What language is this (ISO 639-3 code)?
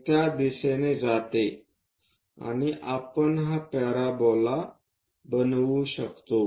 mar